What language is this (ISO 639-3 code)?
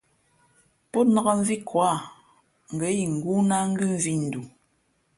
fmp